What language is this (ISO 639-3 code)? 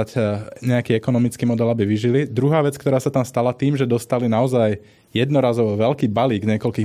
slk